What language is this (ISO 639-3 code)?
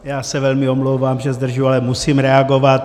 ces